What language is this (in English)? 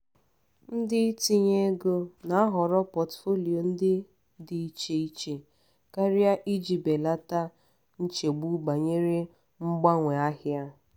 Igbo